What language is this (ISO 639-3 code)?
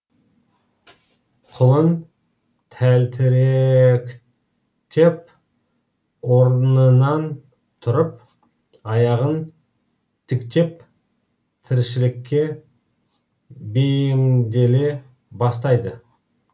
kaz